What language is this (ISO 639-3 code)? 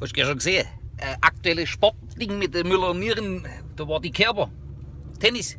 deu